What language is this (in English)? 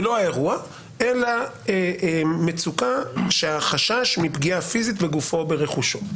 Hebrew